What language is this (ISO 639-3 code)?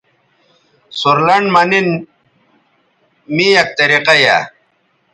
btv